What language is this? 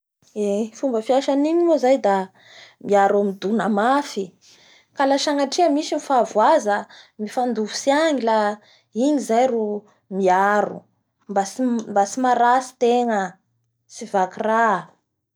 Bara Malagasy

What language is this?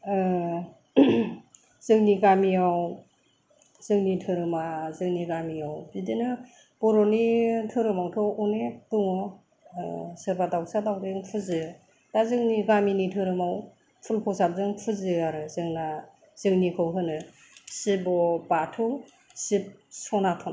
Bodo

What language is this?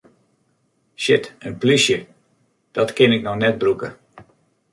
Western Frisian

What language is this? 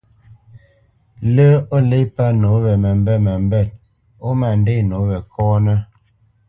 Bamenyam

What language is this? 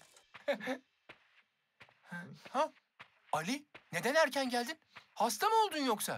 Turkish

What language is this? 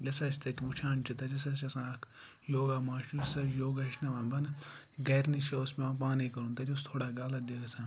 Kashmiri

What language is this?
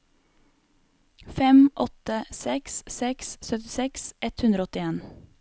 Norwegian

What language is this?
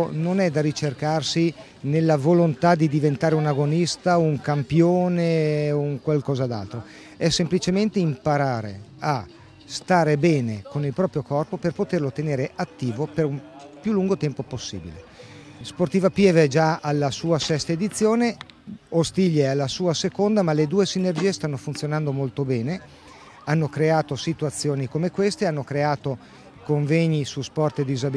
Italian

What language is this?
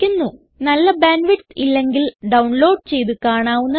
Malayalam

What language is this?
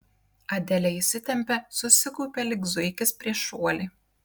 Lithuanian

